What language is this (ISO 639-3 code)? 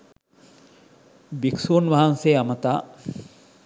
sin